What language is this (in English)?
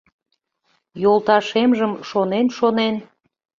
Mari